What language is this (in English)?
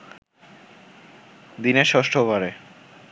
Bangla